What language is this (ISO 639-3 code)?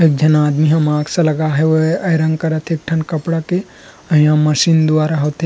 hne